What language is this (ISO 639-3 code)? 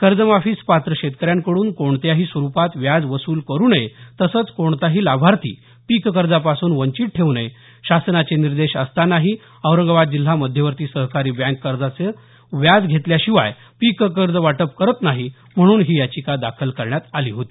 mar